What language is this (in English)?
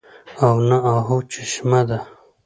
Pashto